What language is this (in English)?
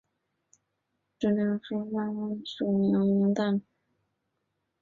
Chinese